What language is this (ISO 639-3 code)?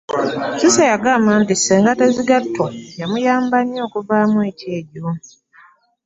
lug